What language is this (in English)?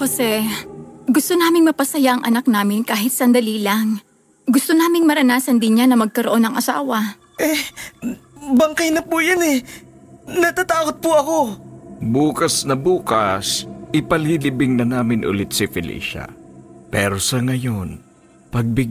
Filipino